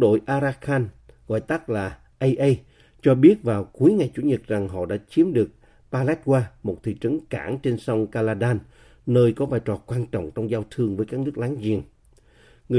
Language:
Vietnamese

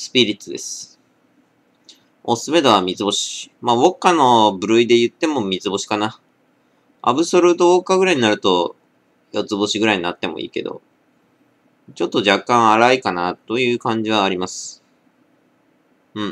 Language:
Japanese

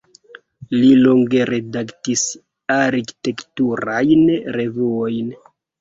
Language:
Esperanto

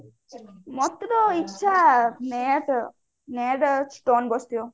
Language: Odia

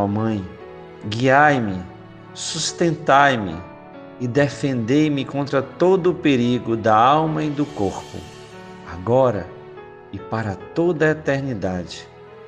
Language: Portuguese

